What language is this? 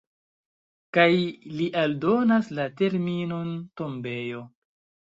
Esperanto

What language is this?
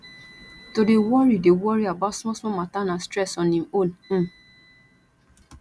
Nigerian Pidgin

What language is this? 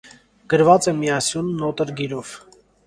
Armenian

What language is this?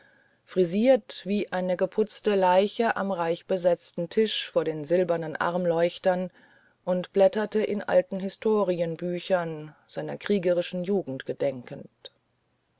German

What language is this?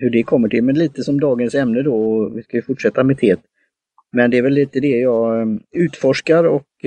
Swedish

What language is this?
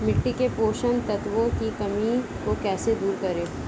Hindi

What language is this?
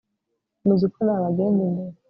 Kinyarwanda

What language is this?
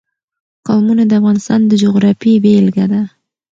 Pashto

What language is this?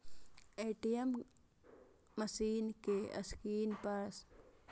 Maithili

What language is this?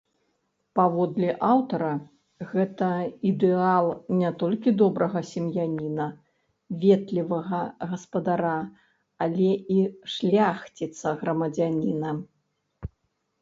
Belarusian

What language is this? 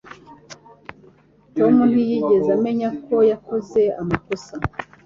Kinyarwanda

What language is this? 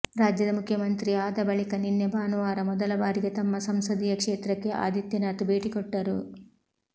Kannada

